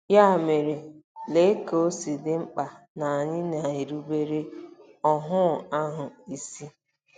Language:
Igbo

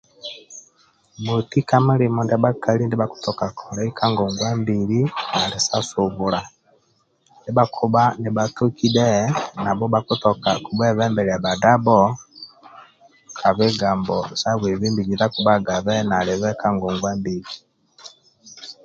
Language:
Amba (Uganda)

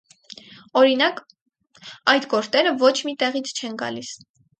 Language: Armenian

